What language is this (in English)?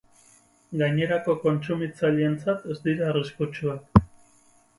Basque